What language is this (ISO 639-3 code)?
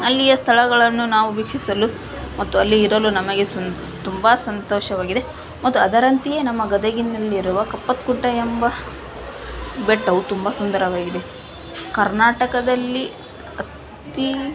kan